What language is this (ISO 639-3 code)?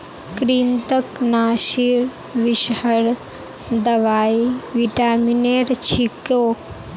mag